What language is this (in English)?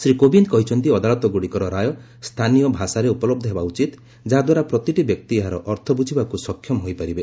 Odia